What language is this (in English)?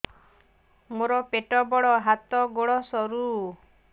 Odia